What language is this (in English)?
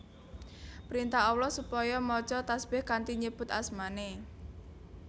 Javanese